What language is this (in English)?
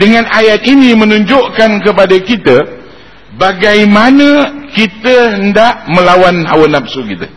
Malay